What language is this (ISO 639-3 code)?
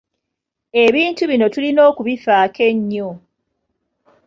lug